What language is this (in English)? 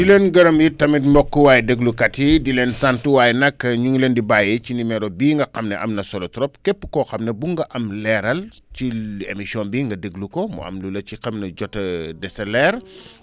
Wolof